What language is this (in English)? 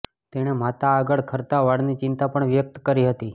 Gujarati